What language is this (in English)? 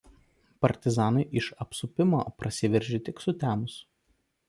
Lithuanian